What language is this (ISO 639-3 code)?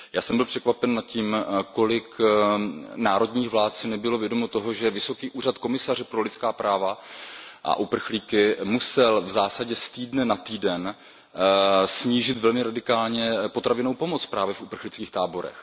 ces